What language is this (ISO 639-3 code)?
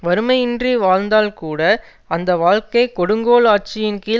tam